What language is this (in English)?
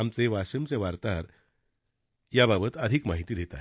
Marathi